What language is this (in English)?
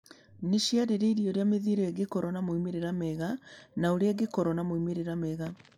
Kikuyu